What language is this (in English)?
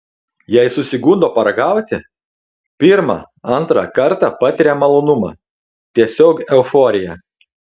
Lithuanian